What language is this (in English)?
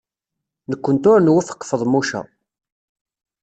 Kabyle